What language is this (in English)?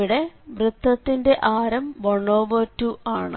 Malayalam